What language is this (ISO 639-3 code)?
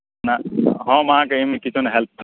mai